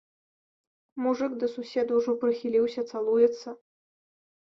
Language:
Belarusian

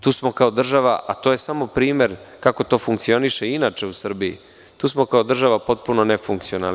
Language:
Serbian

